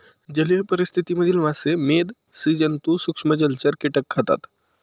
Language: Marathi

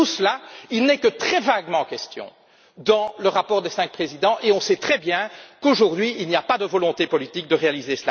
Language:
French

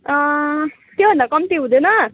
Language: Nepali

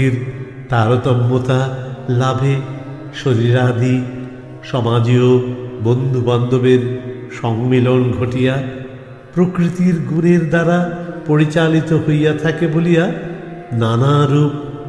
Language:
Hindi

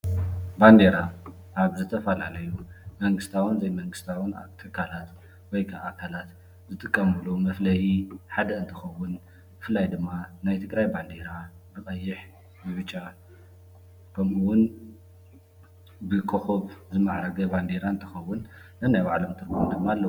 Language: Tigrinya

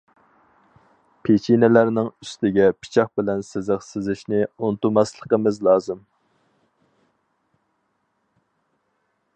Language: Uyghur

